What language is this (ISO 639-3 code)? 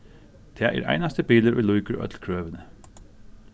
fao